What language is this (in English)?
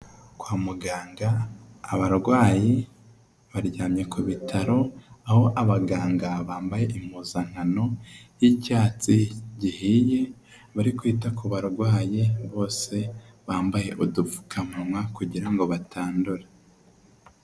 Kinyarwanda